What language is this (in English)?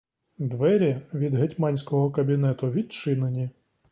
Ukrainian